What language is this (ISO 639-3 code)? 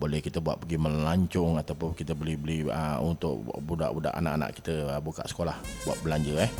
msa